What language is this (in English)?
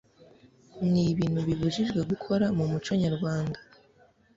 Kinyarwanda